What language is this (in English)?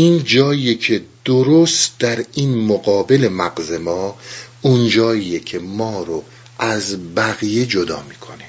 Persian